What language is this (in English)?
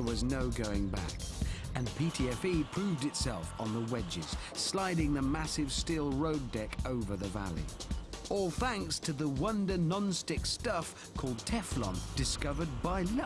English